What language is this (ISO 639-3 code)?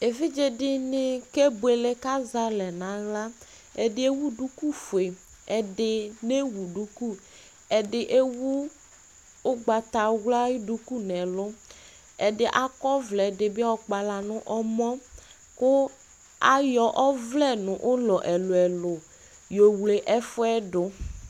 kpo